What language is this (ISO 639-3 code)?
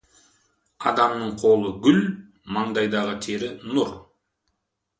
kaz